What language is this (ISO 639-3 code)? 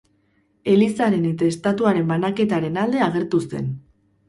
eus